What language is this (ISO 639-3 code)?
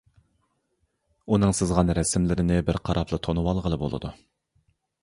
uig